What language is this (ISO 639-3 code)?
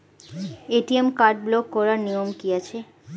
ben